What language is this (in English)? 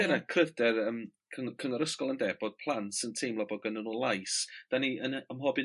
Welsh